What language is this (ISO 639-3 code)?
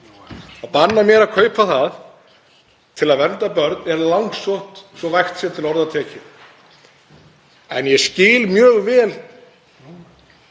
isl